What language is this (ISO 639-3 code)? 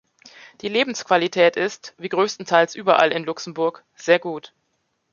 deu